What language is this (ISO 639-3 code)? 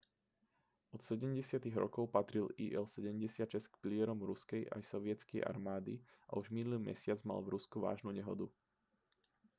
slk